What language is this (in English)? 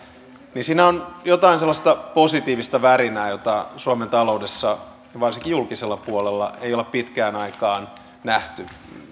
Finnish